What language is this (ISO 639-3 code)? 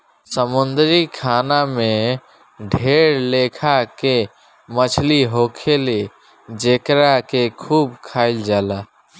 bho